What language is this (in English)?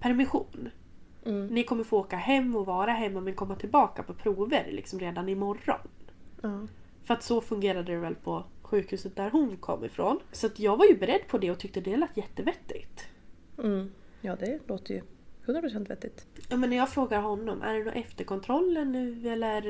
Swedish